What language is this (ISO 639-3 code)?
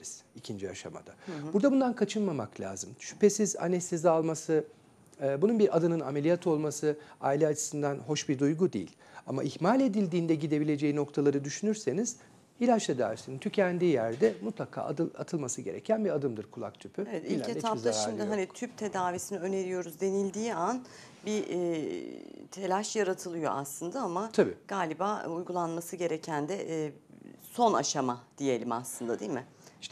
tur